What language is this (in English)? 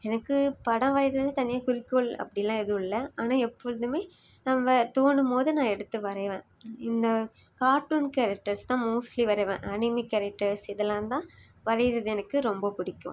Tamil